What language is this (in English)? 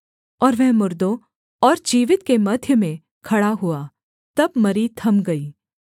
Hindi